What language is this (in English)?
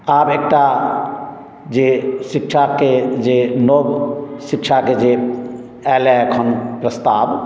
Maithili